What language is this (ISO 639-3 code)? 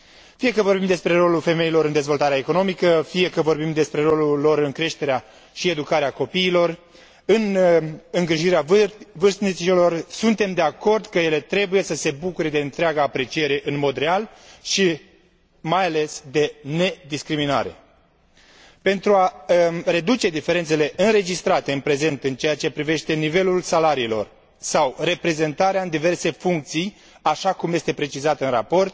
ron